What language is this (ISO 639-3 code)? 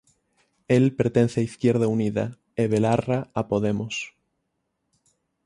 glg